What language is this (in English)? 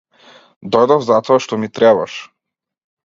Macedonian